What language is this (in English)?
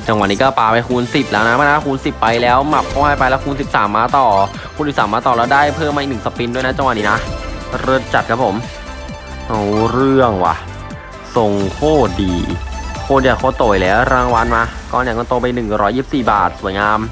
Thai